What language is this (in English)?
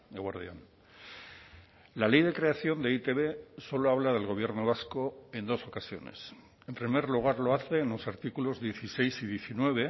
Spanish